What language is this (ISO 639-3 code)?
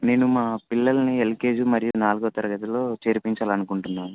tel